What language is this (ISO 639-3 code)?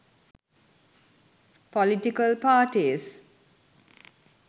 sin